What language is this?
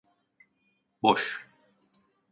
Turkish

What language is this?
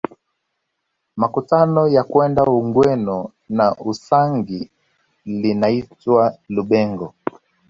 Swahili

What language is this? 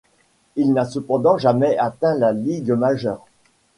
French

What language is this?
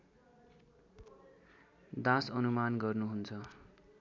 Nepali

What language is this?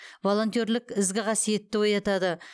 Kazakh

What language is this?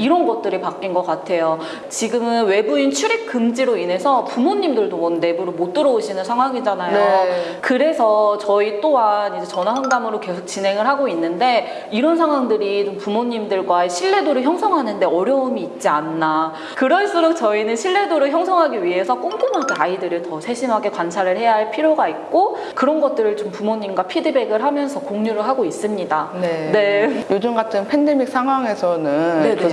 Korean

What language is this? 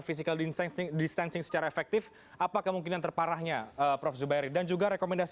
Indonesian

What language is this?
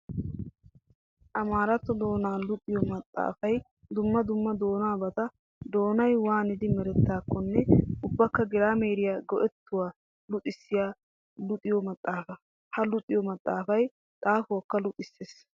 Wolaytta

